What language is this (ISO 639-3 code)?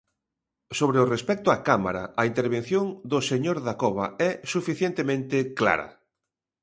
glg